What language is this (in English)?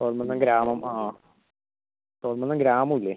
Malayalam